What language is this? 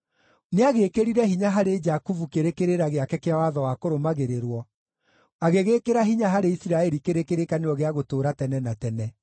Kikuyu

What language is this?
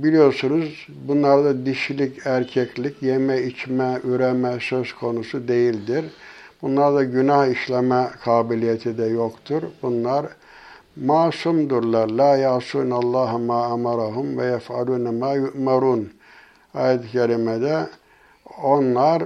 Turkish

